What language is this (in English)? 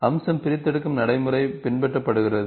Tamil